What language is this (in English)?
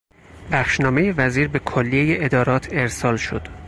Persian